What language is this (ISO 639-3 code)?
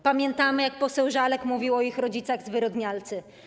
pol